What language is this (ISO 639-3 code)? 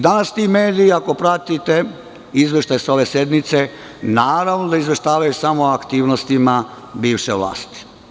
srp